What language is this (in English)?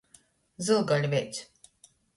Latgalian